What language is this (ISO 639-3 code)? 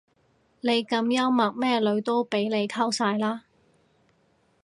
yue